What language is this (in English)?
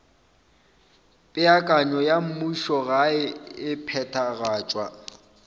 Northern Sotho